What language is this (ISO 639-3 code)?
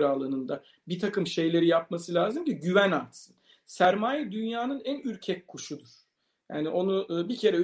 tur